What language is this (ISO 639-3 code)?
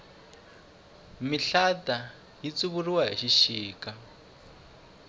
tso